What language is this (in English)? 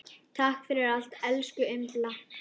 Icelandic